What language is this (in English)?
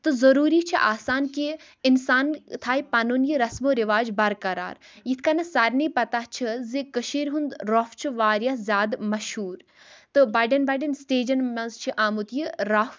Kashmiri